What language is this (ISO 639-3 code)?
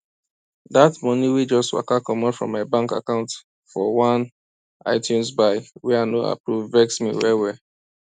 pcm